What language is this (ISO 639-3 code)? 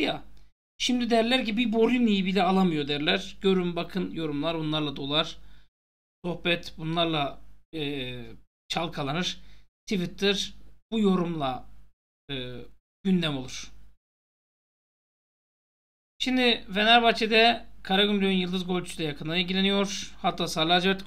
tur